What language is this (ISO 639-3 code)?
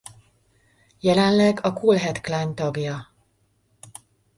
hun